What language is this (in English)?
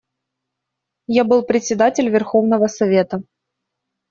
Russian